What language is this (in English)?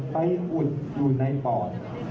Thai